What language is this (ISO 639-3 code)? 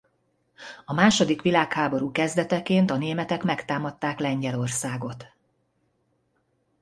hun